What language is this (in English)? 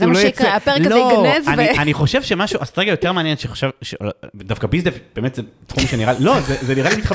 Hebrew